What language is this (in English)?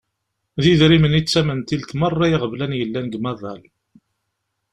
Kabyle